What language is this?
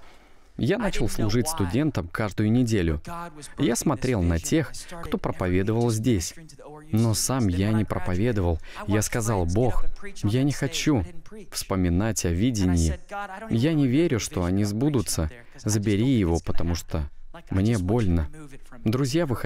Russian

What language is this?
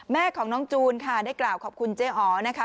Thai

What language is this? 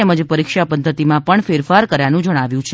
Gujarati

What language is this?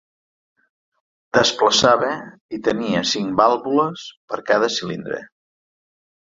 Catalan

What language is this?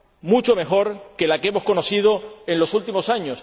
Spanish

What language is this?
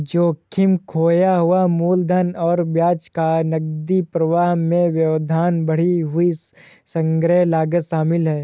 Hindi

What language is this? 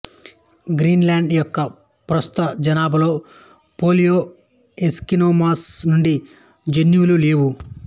Telugu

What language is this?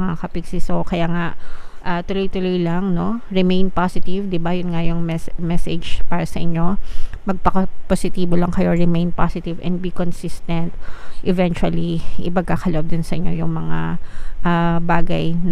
Filipino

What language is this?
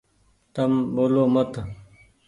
Goaria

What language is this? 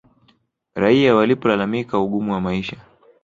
Swahili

